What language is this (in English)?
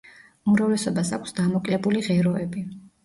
Georgian